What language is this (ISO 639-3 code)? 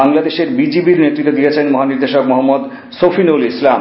ben